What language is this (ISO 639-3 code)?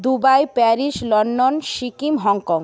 ben